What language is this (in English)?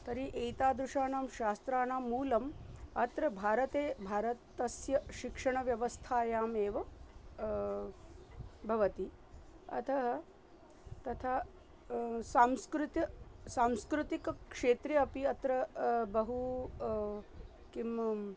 Sanskrit